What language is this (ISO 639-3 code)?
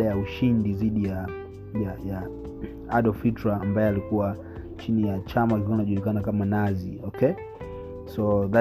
swa